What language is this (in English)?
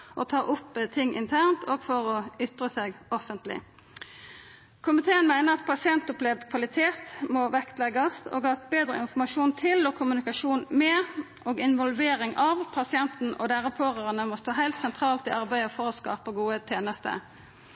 Norwegian Nynorsk